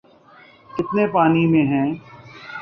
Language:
Urdu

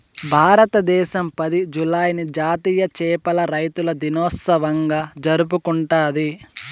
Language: Telugu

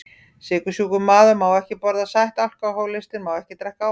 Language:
Icelandic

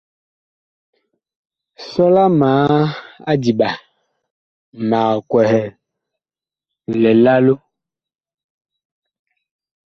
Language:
Bakoko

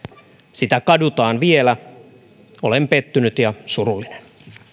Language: Finnish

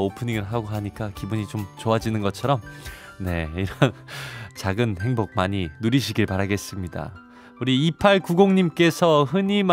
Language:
Korean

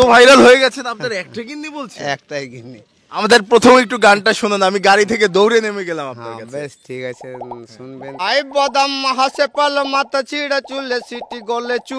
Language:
Turkish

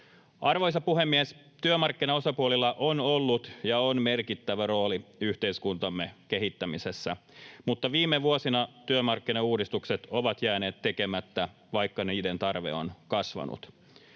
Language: Finnish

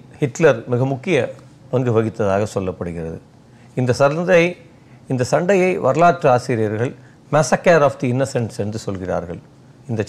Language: Tamil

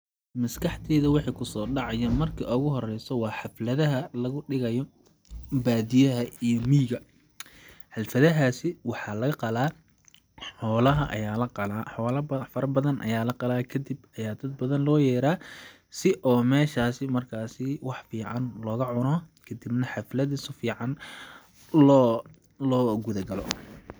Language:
Somali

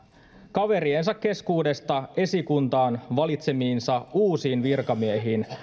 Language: Finnish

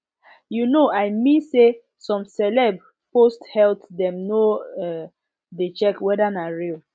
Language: Nigerian Pidgin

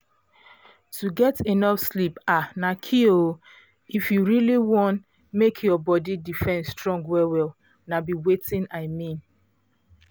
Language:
Nigerian Pidgin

